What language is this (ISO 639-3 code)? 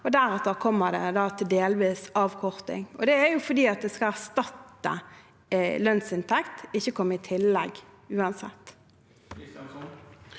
nor